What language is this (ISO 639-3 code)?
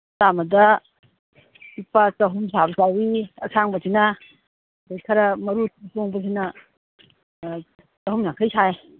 mni